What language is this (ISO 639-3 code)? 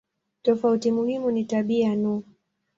swa